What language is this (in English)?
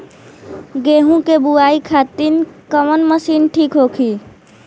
Bhojpuri